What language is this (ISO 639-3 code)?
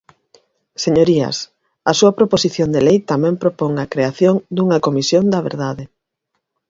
glg